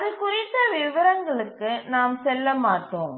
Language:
Tamil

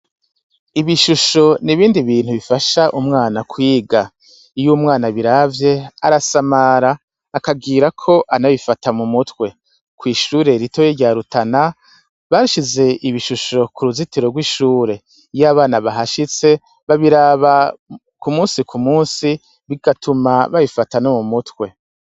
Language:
Rundi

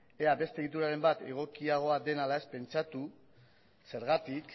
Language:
Basque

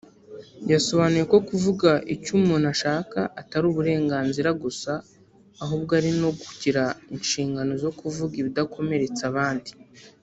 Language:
Kinyarwanda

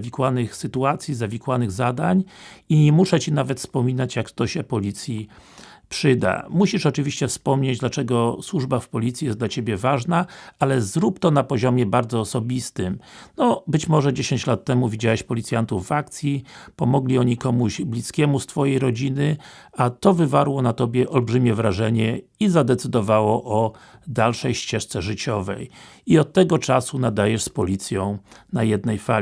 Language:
Polish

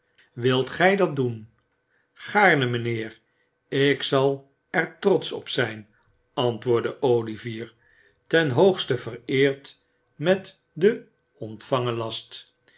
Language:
Dutch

